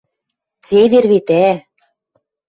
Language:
Western Mari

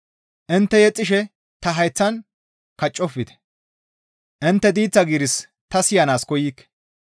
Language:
Gamo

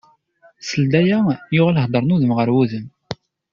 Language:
Kabyle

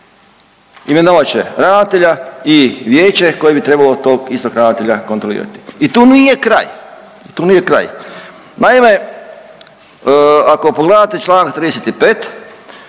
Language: Croatian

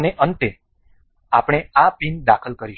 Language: Gujarati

